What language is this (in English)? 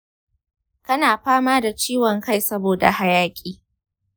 Hausa